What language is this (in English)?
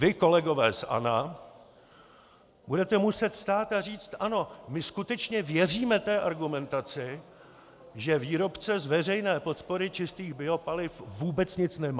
Czech